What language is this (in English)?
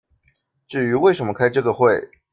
Chinese